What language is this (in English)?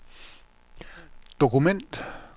Danish